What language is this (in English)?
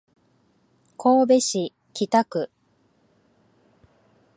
Japanese